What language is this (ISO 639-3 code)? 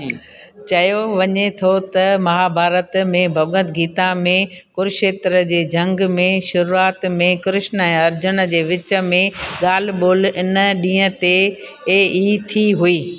snd